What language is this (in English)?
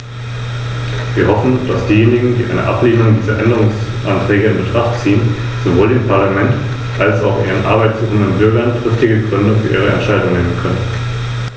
German